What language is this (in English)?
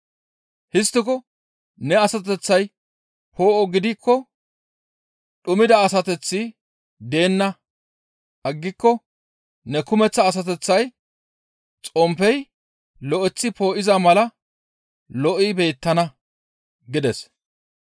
Gamo